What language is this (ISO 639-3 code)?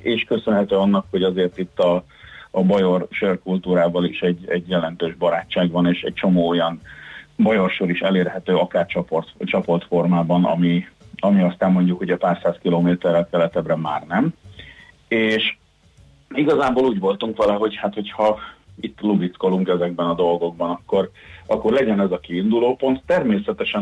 hun